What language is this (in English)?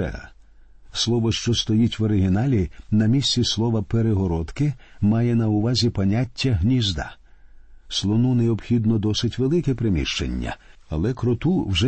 Ukrainian